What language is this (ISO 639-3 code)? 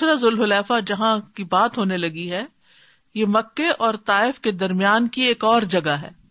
urd